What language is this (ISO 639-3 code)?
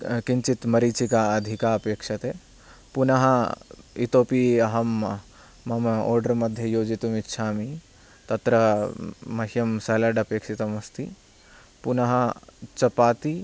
san